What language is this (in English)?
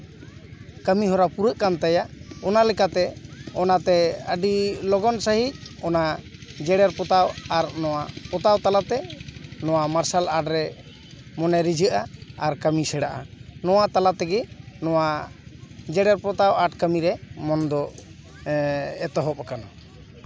Santali